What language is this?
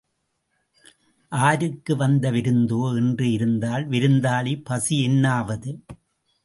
Tamil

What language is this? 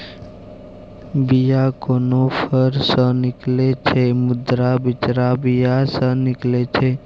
Maithili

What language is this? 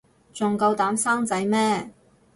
Cantonese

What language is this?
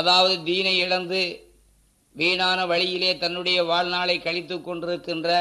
Tamil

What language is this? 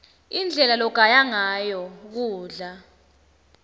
Swati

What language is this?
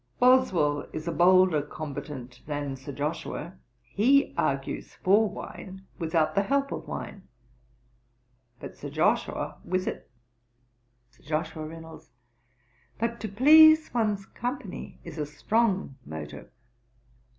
English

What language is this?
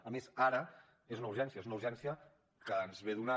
Catalan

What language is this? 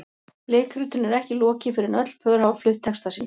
Icelandic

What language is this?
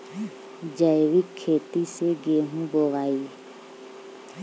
Bhojpuri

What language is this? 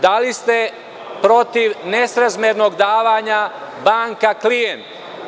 Serbian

